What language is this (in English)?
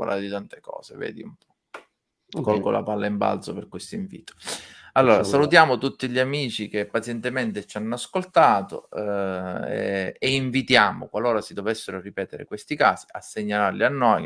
Italian